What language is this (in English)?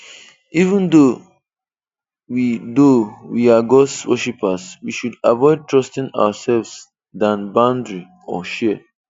Igbo